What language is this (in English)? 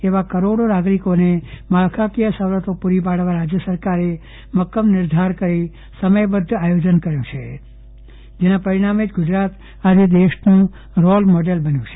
Gujarati